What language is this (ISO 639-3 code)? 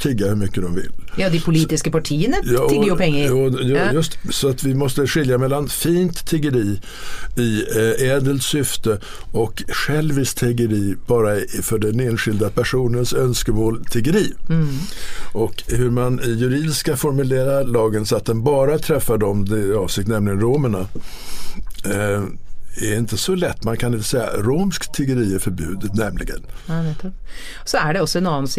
swe